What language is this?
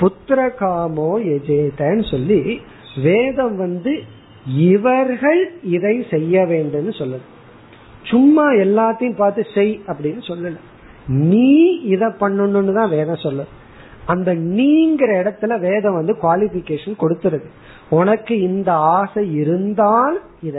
Tamil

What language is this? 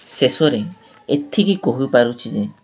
Odia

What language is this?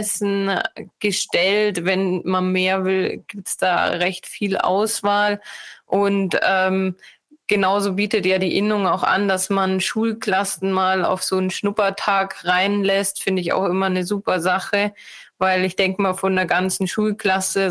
German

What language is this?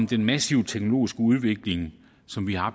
Danish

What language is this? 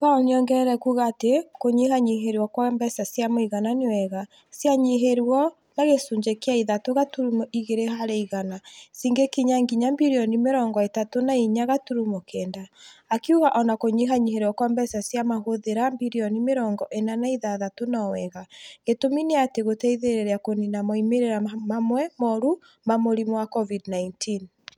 Kikuyu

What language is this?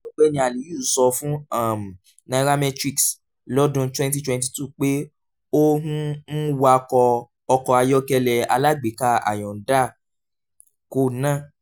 Yoruba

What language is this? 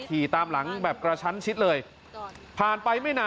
Thai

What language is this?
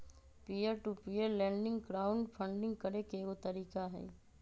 Magahi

